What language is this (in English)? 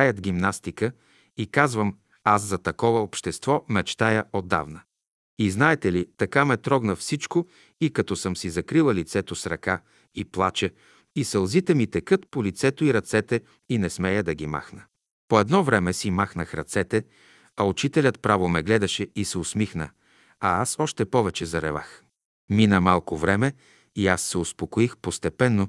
Bulgarian